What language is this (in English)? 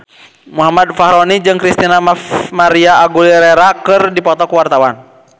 Sundanese